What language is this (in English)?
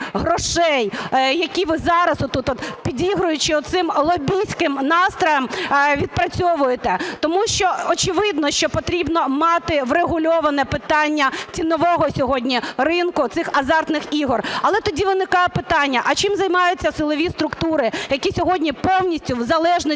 Ukrainian